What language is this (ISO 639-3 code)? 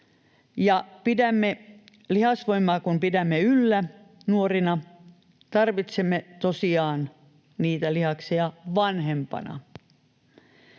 fin